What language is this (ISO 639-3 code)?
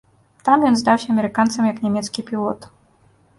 bel